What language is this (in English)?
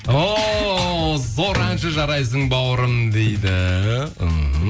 Kazakh